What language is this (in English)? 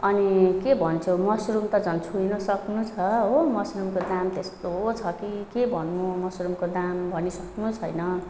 Nepali